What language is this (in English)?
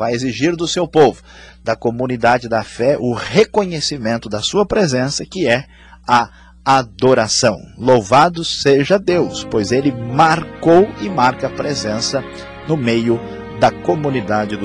Portuguese